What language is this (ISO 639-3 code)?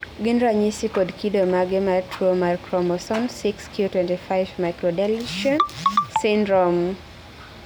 luo